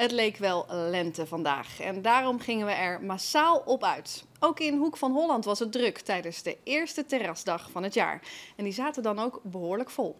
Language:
Dutch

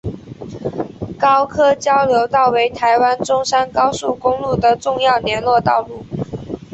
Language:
Chinese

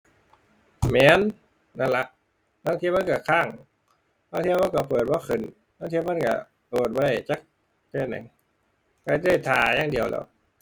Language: Thai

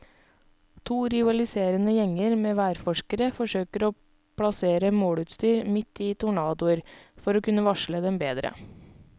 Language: Norwegian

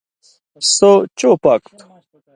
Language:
Indus Kohistani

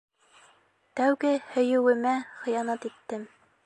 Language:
Bashkir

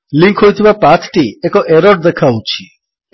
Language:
Odia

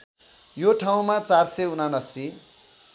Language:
Nepali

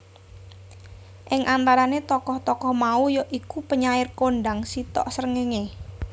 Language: Javanese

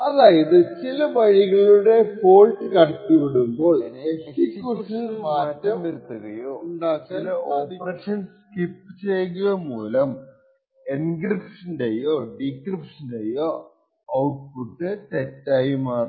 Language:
Malayalam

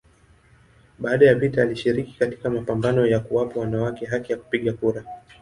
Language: Swahili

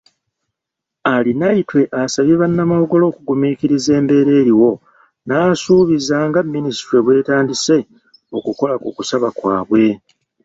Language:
Ganda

